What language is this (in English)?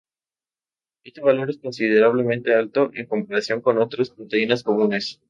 Spanish